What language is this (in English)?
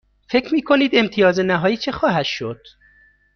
Persian